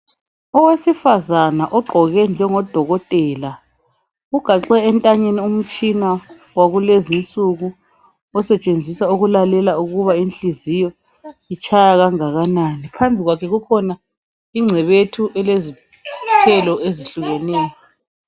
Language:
North Ndebele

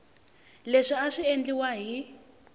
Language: Tsonga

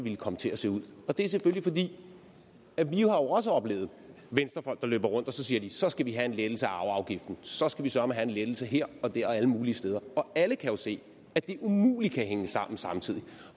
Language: Danish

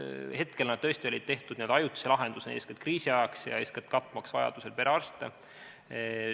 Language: Estonian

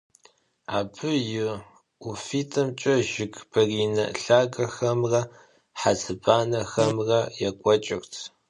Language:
Kabardian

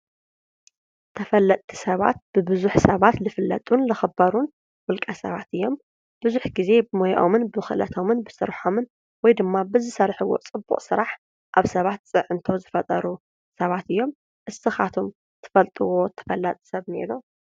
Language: Tigrinya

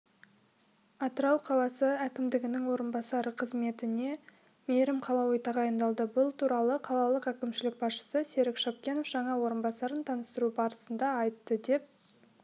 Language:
Kazakh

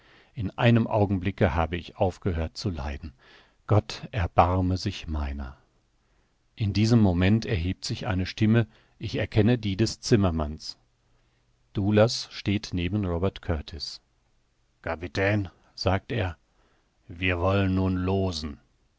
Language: German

